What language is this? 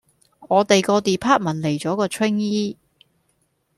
Cantonese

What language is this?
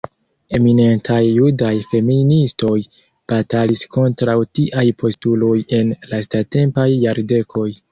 Esperanto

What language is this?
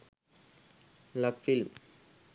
Sinhala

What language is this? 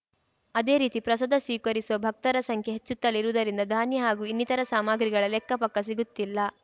Kannada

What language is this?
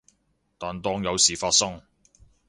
Cantonese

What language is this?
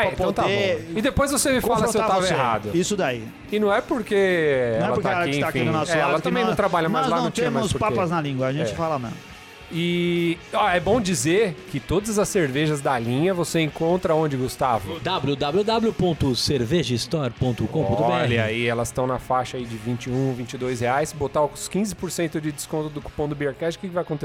Portuguese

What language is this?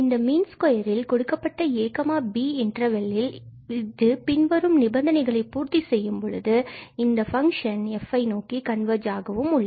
Tamil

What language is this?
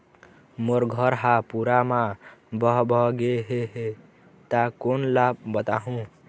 Chhattisgarhi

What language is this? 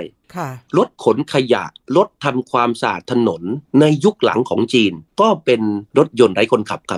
Thai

